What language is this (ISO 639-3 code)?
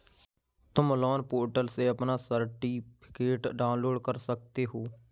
hin